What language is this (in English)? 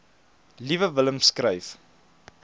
Afrikaans